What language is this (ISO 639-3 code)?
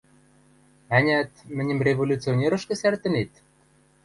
mrj